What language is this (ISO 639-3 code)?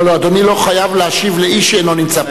heb